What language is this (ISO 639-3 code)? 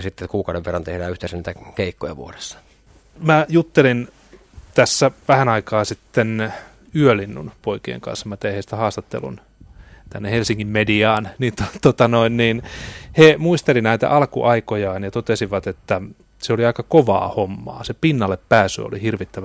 fin